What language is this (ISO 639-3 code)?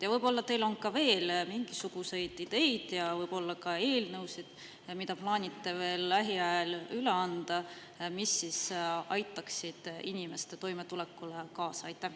est